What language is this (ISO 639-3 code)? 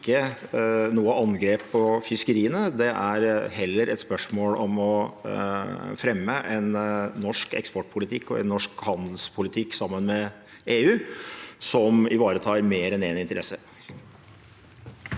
nor